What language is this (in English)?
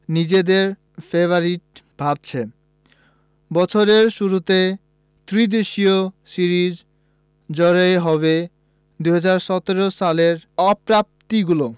Bangla